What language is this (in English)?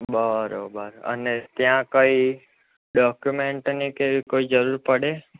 Gujarati